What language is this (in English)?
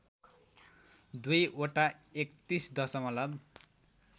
Nepali